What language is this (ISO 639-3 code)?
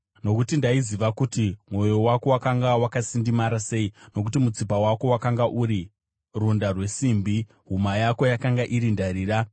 sna